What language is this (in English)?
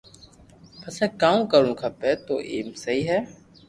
Loarki